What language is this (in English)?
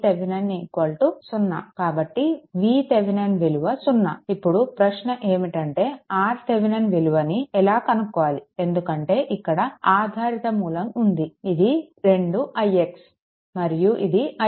Telugu